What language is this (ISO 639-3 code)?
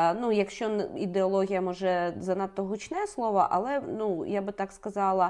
ukr